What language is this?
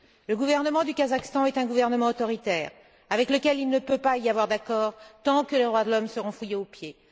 French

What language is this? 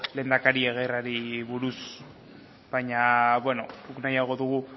Basque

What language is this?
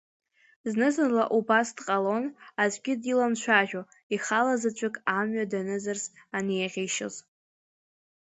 Abkhazian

